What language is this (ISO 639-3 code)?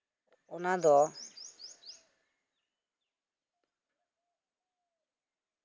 sat